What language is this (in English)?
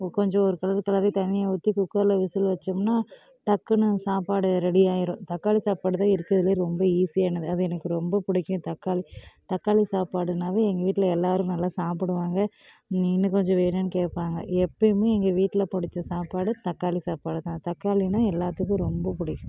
Tamil